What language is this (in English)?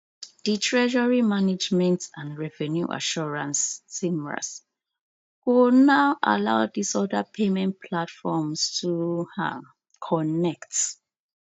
Nigerian Pidgin